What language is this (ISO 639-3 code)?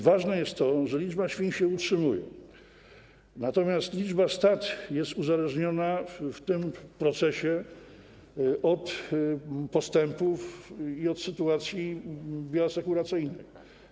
pol